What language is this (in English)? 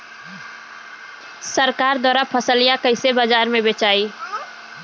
Bhojpuri